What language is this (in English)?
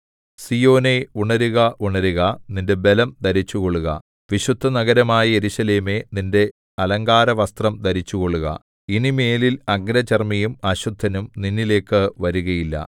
Malayalam